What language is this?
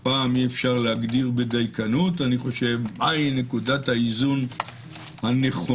Hebrew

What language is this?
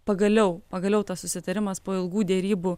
Lithuanian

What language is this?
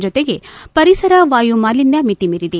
Kannada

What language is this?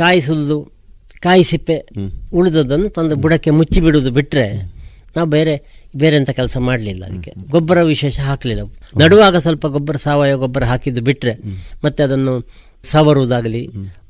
Kannada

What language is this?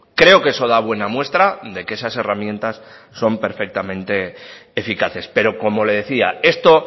Spanish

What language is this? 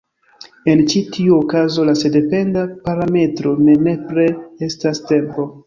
Esperanto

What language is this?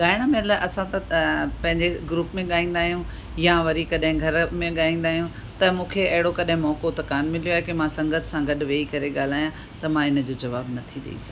Sindhi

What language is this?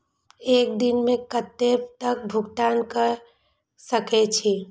Maithili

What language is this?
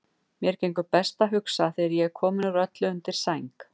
Icelandic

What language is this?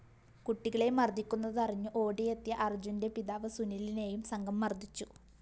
Malayalam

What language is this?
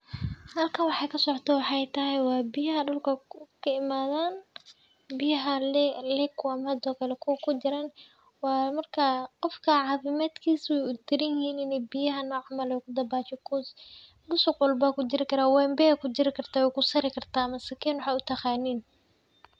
Somali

